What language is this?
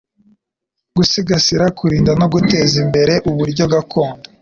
Kinyarwanda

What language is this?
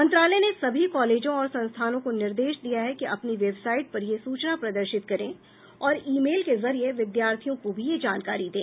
Hindi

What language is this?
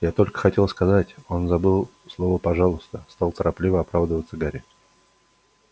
Russian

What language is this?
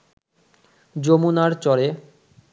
Bangla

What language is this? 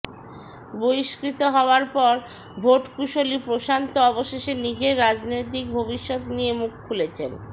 Bangla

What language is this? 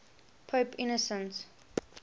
English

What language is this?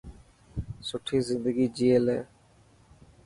Dhatki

